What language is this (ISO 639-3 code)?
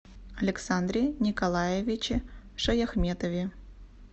rus